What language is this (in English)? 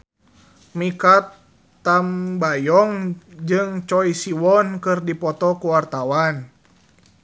Sundanese